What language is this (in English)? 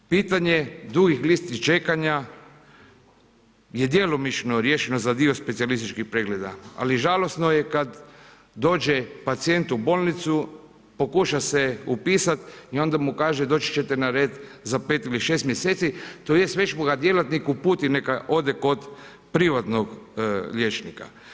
Croatian